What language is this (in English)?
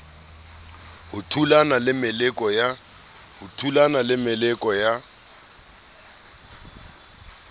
Southern Sotho